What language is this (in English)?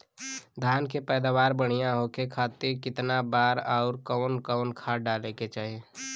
Bhojpuri